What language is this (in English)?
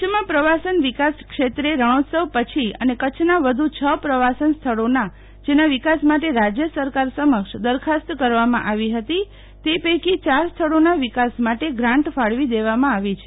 Gujarati